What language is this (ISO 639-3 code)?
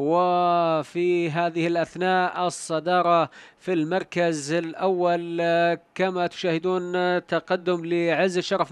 ara